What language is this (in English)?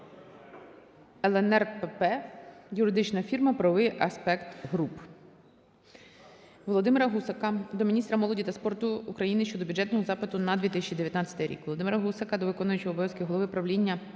Ukrainian